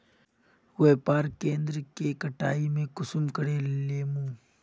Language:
Magahi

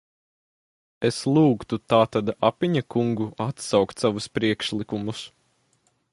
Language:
Latvian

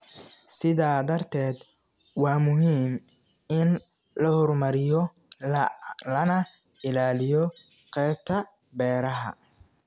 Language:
Somali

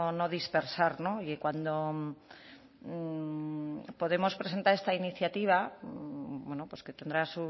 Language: Spanish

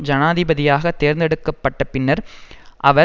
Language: Tamil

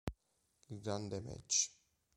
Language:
Italian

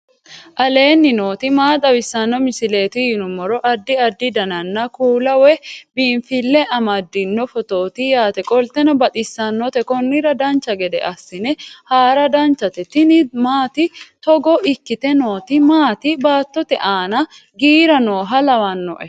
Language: Sidamo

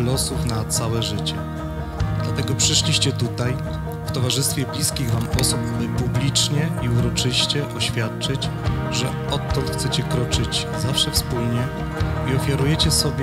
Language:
Polish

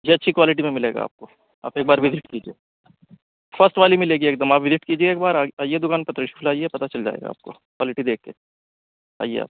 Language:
Urdu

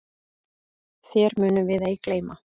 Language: Icelandic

